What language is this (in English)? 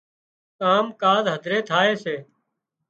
Wadiyara Koli